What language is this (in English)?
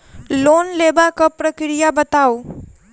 Maithili